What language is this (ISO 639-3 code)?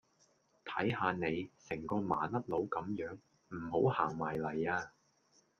yue